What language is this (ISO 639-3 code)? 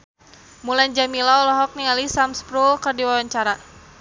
sun